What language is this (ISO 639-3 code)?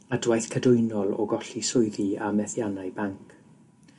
cym